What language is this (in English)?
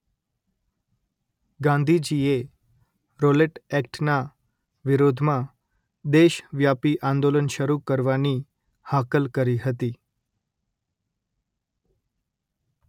Gujarati